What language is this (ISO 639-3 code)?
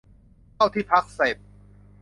tha